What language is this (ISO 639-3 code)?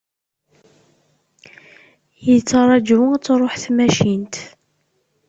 kab